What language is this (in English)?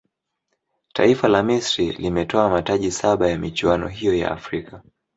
Swahili